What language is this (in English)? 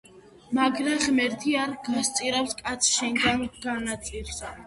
Georgian